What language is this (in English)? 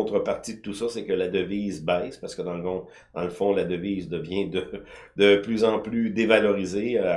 French